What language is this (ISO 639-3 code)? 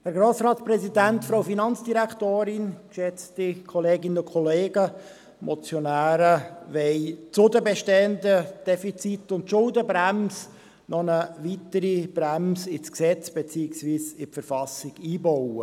gsw